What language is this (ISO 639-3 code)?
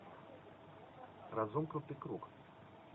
rus